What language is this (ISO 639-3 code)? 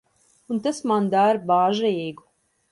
lav